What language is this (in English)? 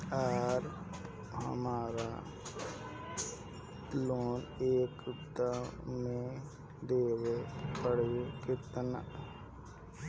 Bhojpuri